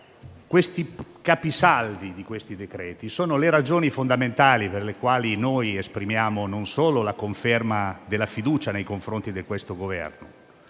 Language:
Italian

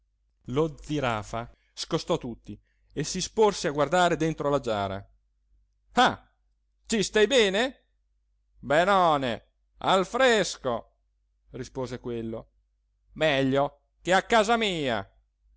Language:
Italian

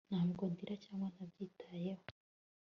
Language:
Kinyarwanda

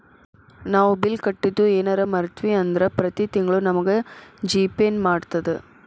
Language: Kannada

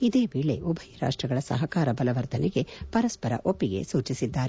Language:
Kannada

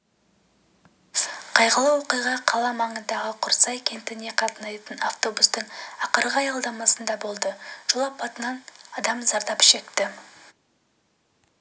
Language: Kazakh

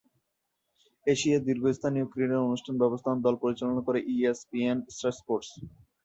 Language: Bangla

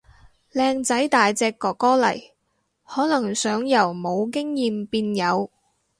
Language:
Cantonese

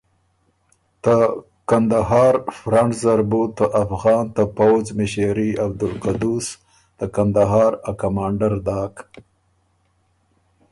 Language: Ormuri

